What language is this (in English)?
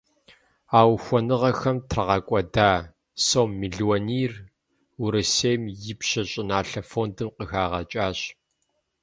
Kabardian